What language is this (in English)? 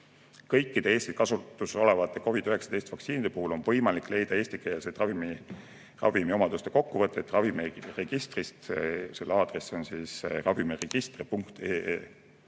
Estonian